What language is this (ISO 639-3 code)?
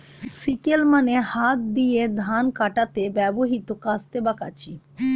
ben